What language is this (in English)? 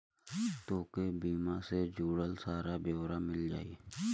Bhojpuri